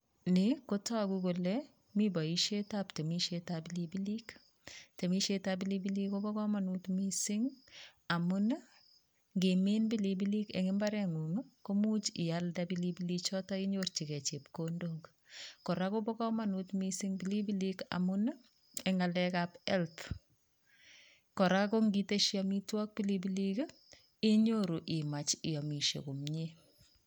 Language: Kalenjin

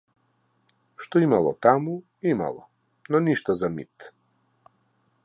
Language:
Macedonian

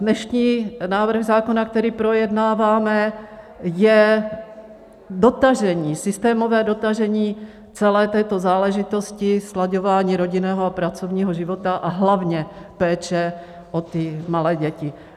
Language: Czech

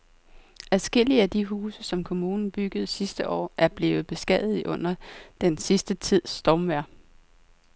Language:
Danish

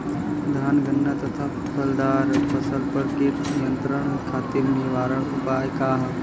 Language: Bhojpuri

